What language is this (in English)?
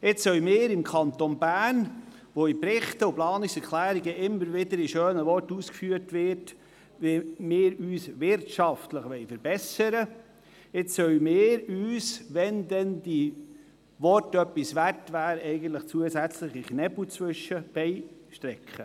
Swiss German